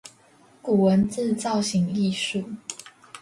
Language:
Chinese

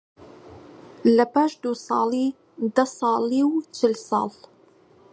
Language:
Central Kurdish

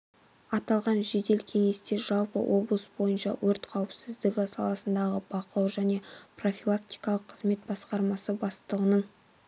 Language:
Kazakh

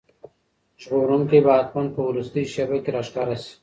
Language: Pashto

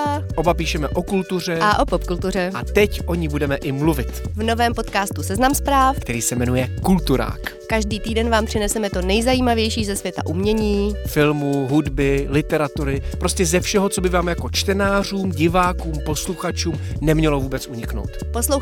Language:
Czech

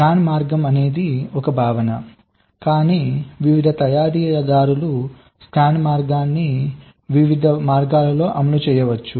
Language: Telugu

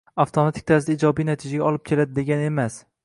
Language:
Uzbek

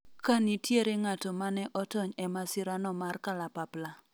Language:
Luo (Kenya and Tanzania)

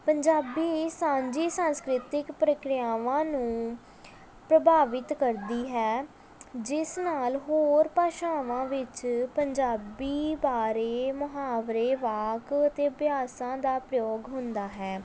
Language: Punjabi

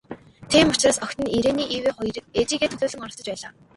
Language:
Mongolian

